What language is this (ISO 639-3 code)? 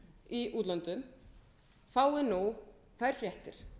isl